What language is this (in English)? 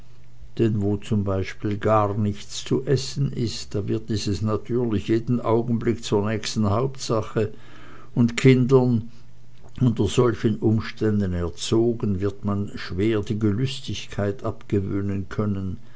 German